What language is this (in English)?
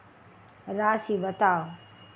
Maithili